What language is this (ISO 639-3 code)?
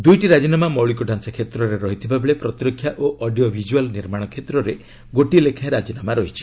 ori